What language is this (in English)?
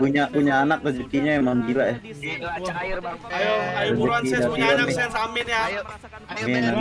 Indonesian